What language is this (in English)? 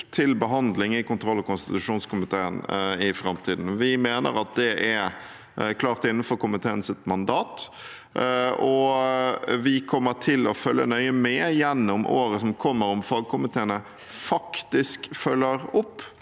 Norwegian